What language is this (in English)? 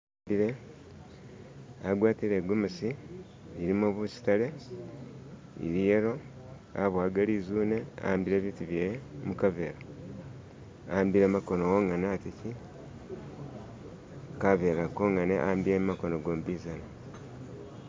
Masaaba